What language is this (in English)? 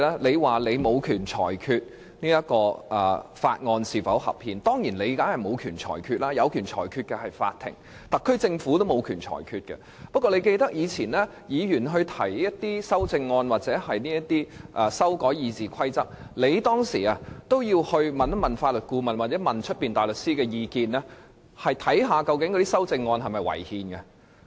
Cantonese